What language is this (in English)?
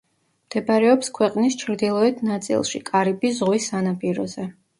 Georgian